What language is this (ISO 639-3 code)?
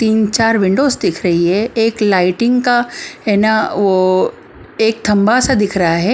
hin